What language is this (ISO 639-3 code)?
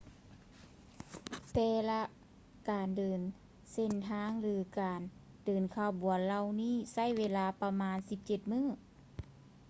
lao